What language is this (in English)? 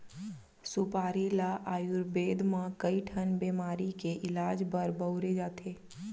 Chhattisgarhi